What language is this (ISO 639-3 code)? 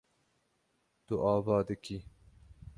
kur